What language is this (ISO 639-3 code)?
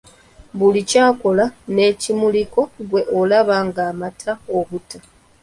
lug